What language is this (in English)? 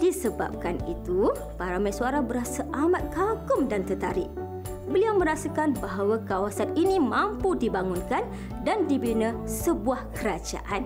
Malay